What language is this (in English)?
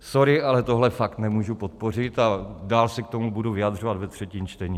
Czech